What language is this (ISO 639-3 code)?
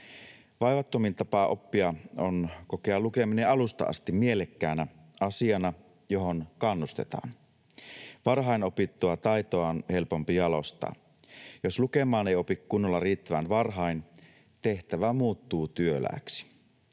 fin